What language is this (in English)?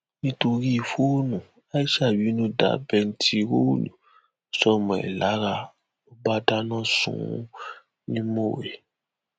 Yoruba